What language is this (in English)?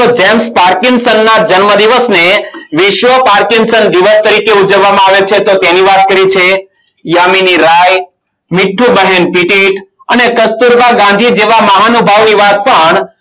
Gujarati